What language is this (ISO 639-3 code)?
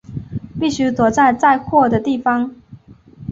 zho